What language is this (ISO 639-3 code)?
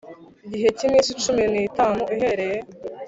kin